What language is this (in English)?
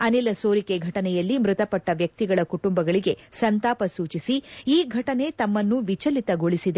Kannada